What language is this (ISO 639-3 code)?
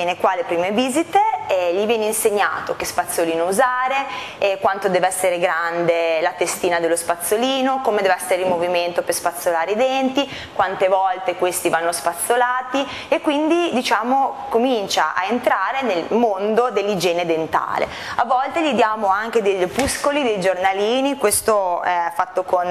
ita